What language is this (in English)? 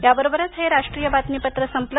Marathi